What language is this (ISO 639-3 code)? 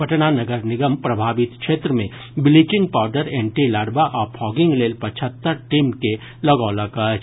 mai